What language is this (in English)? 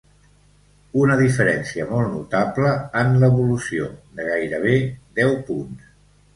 Catalan